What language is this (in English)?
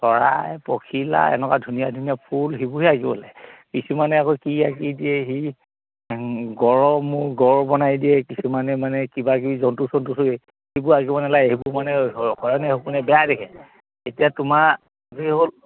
Assamese